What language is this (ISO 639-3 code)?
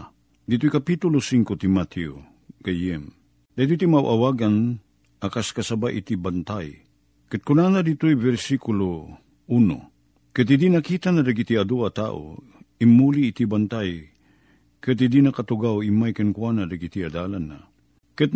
fil